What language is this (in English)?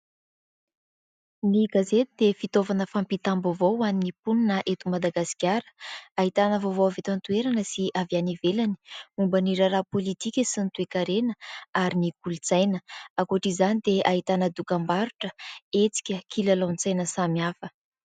Malagasy